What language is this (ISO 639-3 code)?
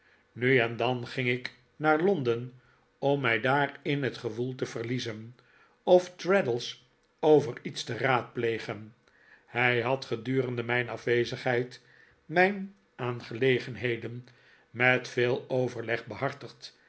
nld